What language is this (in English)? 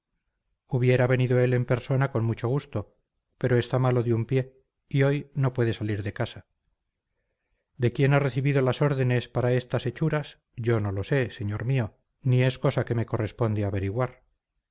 Spanish